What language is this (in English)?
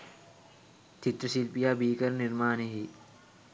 Sinhala